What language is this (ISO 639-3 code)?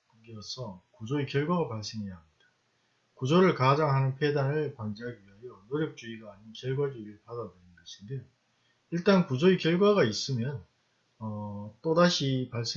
kor